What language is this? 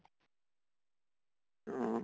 Assamese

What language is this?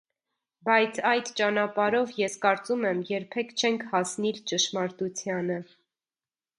Armenian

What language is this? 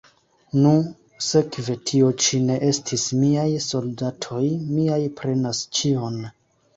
Esperanto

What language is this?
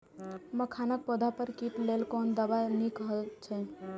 Maithili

